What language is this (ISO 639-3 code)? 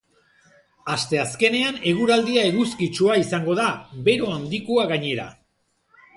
eus